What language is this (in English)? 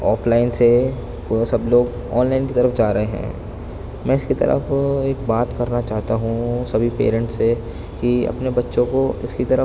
Urdu